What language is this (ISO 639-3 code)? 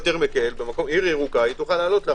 heb